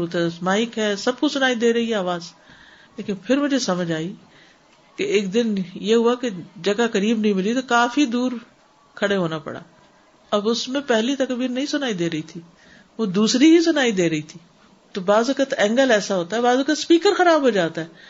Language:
Urdu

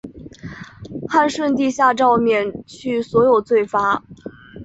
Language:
Chinese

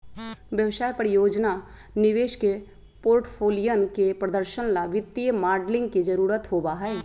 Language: Magahi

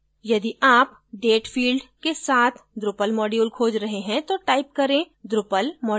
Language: Hindi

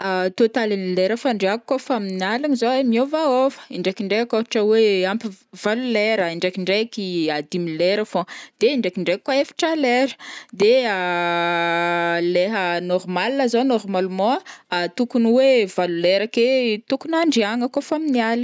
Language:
Northern Betsimisaraka Malagasy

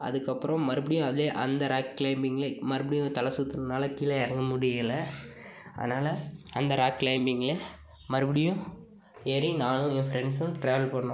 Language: Tamil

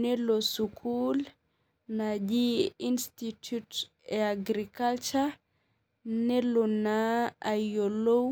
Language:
Masai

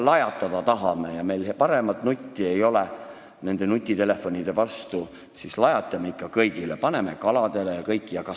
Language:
Estonian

